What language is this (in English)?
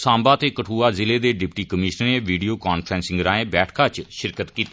Dogri